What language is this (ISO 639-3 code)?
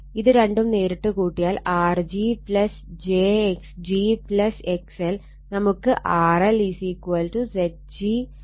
mal